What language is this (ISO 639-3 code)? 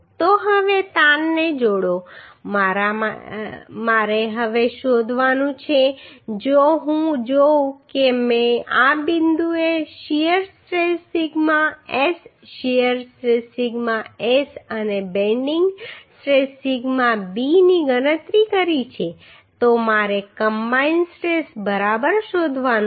guj